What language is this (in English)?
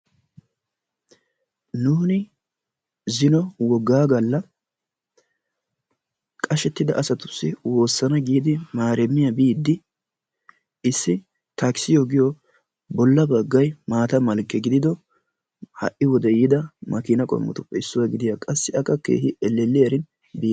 Wolaytta